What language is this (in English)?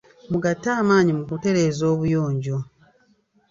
Ganda